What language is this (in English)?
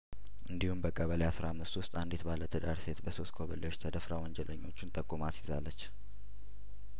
Amharic